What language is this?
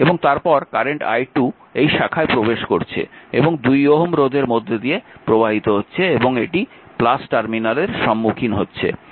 Bangla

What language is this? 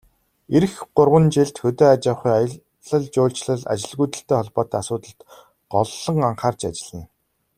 Mongolian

